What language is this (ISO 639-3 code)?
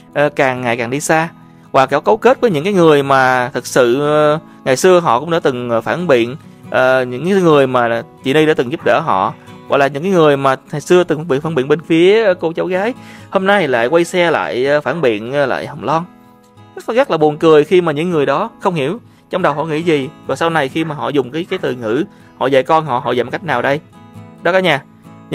vie